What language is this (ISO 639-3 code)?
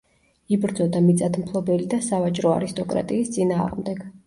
kat